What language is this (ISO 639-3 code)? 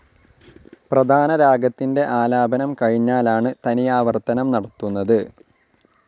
mal